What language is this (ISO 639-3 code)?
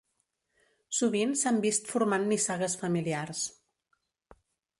cat